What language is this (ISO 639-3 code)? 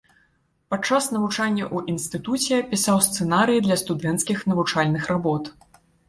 bel